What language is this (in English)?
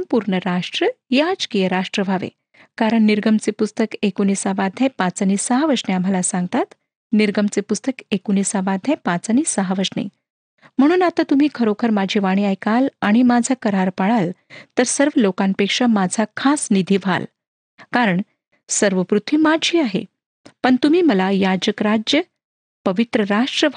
Marathi